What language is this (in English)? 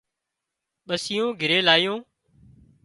Wadiyara Koli